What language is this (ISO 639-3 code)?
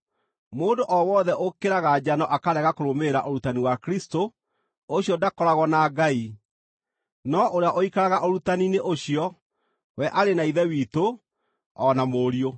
kik